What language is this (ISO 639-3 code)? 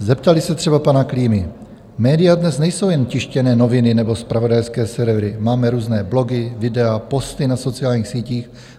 ces